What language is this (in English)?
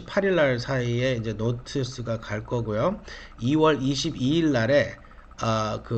Korean